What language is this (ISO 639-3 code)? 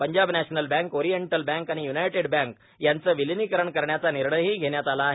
mar